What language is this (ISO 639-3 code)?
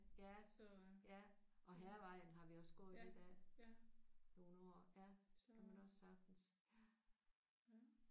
dan